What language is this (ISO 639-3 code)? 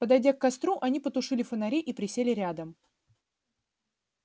rus